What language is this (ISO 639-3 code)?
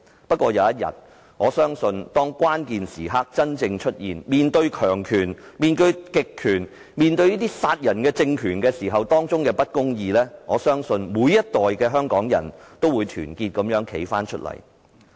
yue